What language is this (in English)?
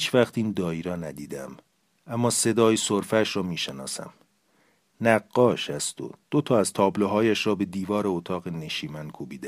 Persian